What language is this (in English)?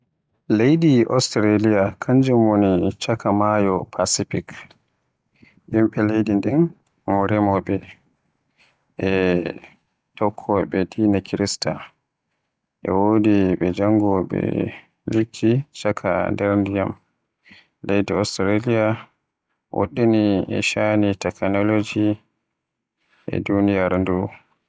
Western Niger Fulfulde